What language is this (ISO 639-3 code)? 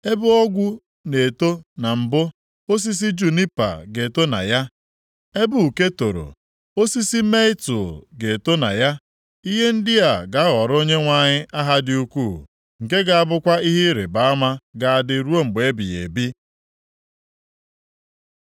ibo